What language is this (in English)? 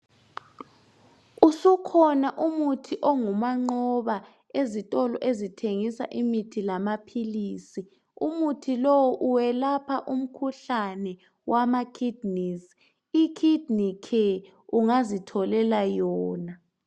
North Ndebele